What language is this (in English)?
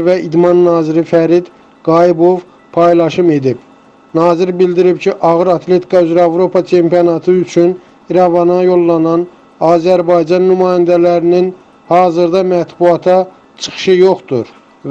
Turkish